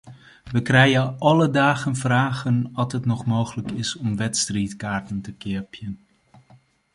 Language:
Western Frisian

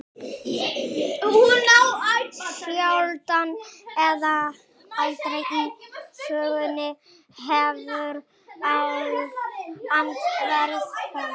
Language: Icelandic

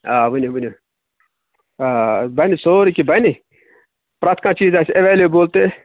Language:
Kashmiri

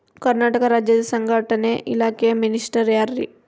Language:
Kannada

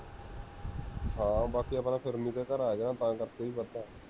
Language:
Punjabi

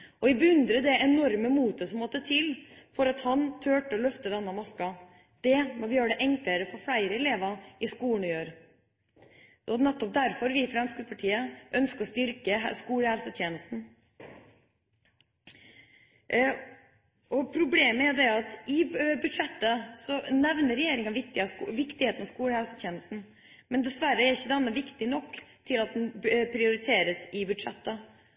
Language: Norwegian Bokmål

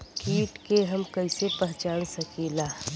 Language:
Bhojpuri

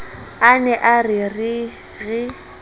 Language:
Southern Sotho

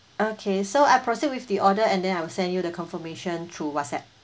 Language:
English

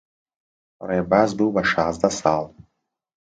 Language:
Central Kurdish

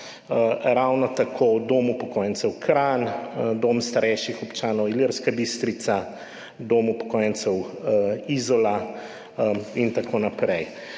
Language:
Slovenian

